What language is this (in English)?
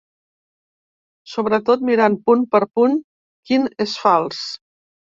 Catalan